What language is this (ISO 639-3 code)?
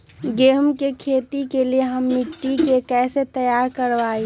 mag